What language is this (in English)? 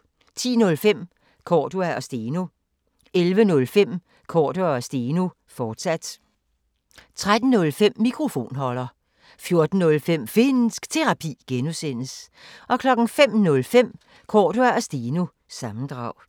Danish